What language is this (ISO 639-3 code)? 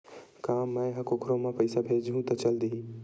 hne